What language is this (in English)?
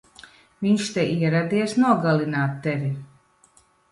Latvian